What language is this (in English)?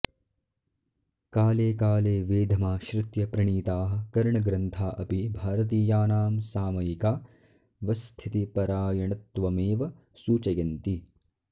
Sanskrit